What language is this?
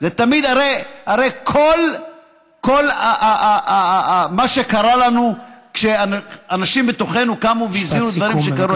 Hebrew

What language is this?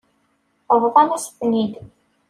Kabyle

